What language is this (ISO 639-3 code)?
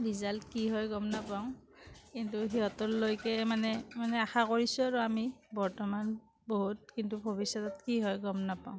asm